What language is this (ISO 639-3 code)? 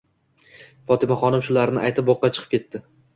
uzb